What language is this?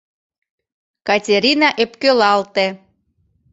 Mari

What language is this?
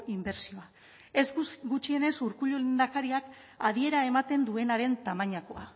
Basque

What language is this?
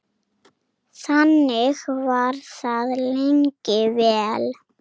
Icelandic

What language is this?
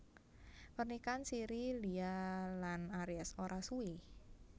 Javanese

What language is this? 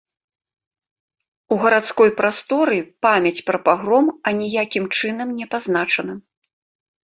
Belarusian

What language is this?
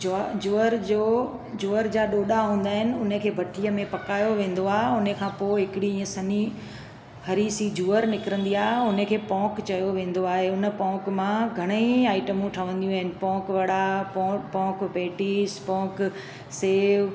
Sindhi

